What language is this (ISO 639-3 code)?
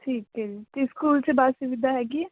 pan